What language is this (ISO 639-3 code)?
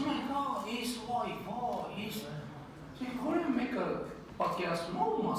ron